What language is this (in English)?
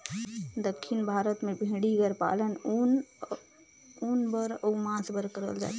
Chhattisgarhi